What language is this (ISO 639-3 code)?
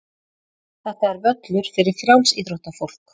isl